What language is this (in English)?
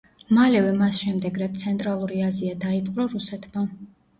Georgian